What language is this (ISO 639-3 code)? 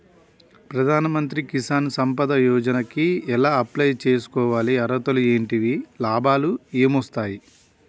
tel